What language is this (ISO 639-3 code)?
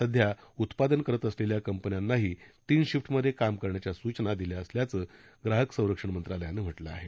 mar